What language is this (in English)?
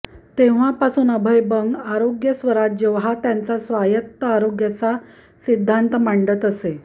Marathi